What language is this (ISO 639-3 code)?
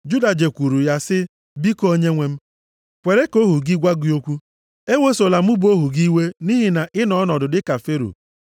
ibo